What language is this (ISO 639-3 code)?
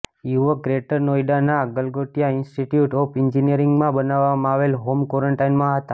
guj